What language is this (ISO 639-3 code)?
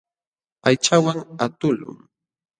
qxw